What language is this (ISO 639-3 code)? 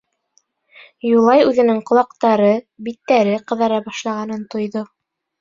bak